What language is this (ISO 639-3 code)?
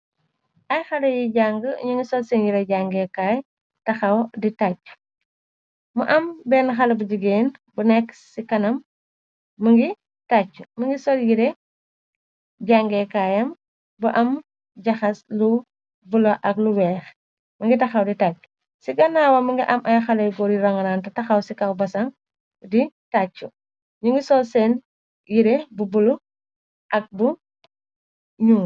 wol